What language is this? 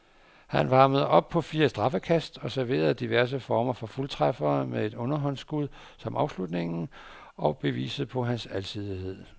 Danish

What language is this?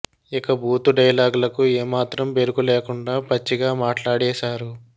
Telugu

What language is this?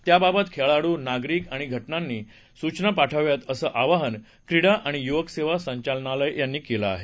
Marathi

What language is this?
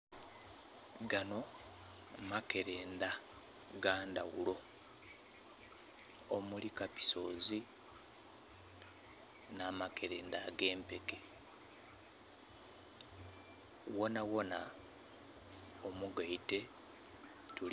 Soga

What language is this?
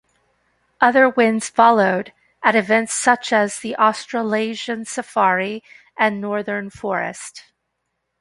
English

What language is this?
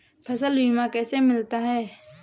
Hindi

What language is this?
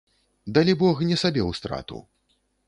Belarusian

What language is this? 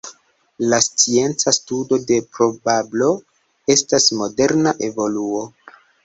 Esperanto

